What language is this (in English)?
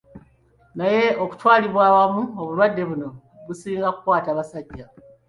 Ganda